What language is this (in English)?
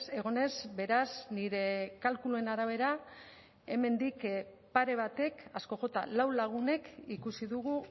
Basque